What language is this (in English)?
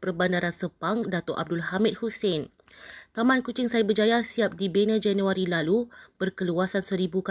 Malay